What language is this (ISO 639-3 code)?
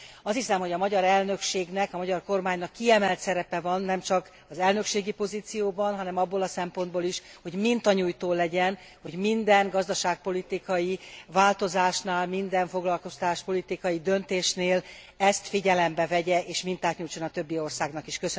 hun